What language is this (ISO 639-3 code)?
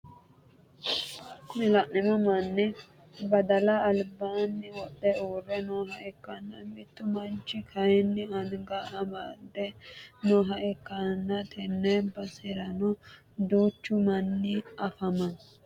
sid